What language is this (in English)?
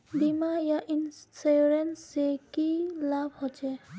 Magahi